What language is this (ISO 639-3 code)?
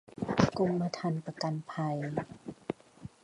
tha